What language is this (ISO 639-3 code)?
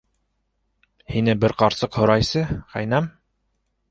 bak